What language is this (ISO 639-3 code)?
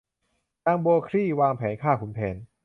tha